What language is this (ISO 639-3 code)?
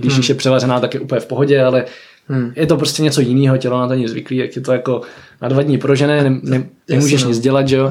ces